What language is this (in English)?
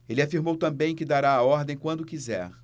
Portuguese